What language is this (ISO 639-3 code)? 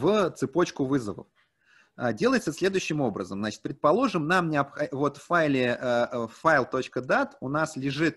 rus